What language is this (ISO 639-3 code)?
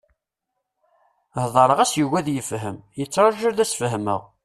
kab